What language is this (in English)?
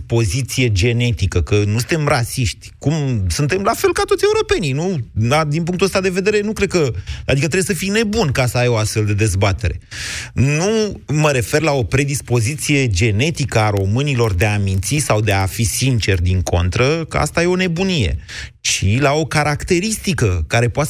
Romanian